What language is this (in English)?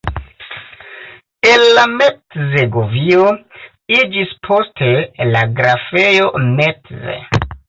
Esperanto